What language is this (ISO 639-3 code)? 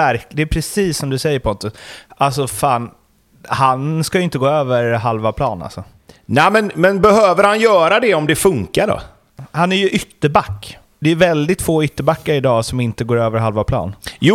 swe